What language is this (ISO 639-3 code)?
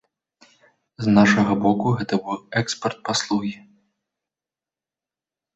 bel